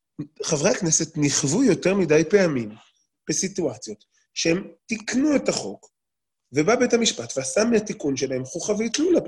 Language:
Hebrew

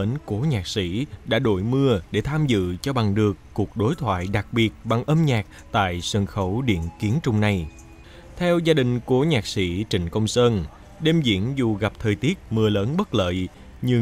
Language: Vietnamese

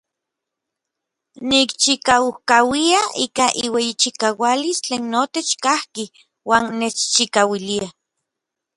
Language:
Orizaba Nahuatl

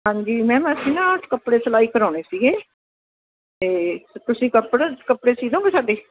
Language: Punjabi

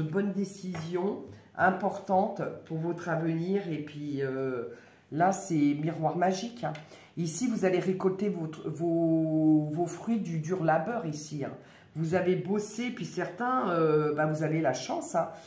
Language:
French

